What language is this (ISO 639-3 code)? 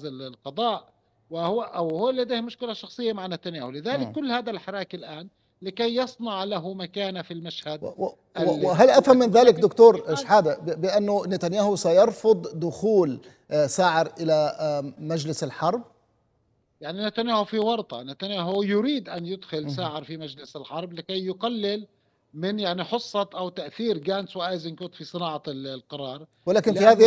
ara